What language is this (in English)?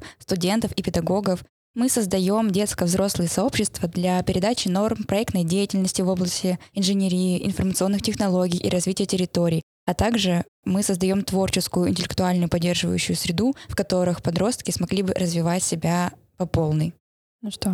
Russian